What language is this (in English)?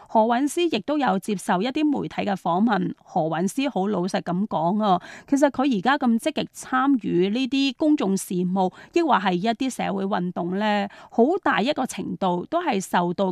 Chinese